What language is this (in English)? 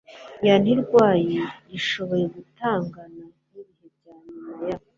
Kinyarwanda